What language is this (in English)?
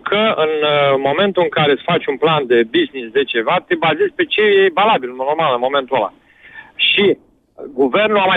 Romanian